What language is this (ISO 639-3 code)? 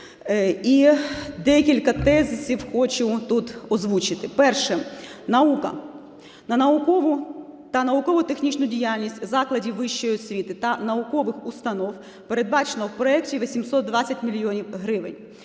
ukr